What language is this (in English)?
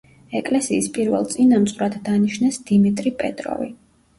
Georgian